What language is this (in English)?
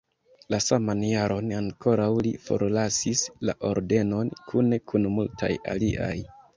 Esperanto